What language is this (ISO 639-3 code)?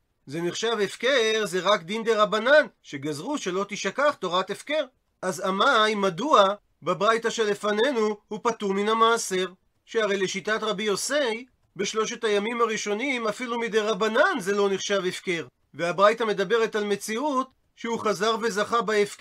heb